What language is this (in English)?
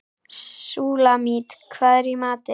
Icelandic